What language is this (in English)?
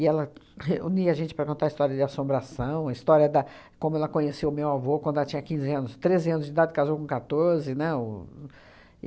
Portuguese